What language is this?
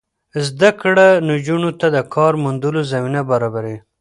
Pashto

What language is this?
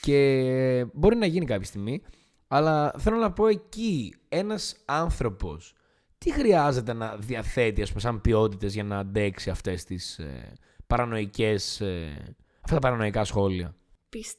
Greek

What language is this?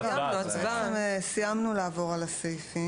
Hebrew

